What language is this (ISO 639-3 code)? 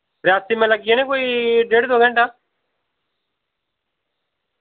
doi